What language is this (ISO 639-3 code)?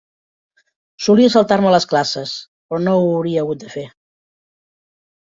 cat